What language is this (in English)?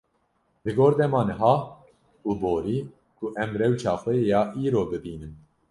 Kurdish